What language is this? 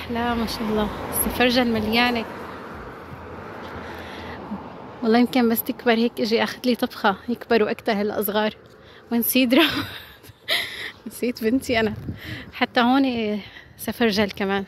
Arabic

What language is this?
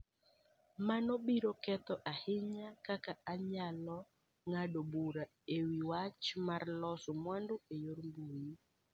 Luo (Kenya and Tanzania)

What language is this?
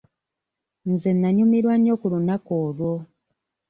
Ganda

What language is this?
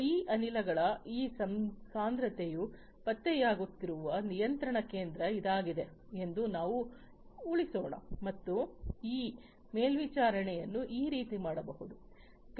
Kannada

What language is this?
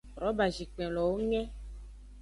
Aja (Benin)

